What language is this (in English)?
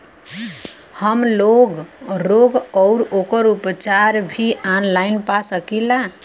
Bhojpuri